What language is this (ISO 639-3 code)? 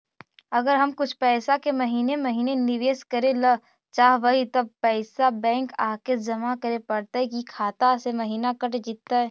mag